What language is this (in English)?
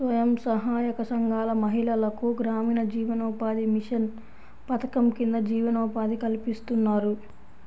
Telugu